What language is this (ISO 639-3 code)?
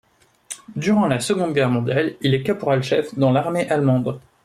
fra